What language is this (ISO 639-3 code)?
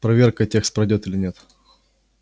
rus